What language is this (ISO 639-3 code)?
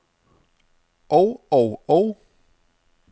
dan